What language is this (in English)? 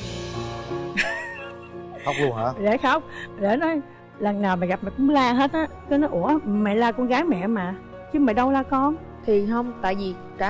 Vietnamese